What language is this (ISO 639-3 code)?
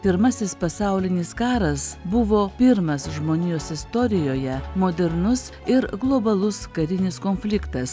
lit